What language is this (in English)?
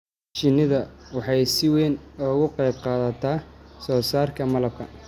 Somali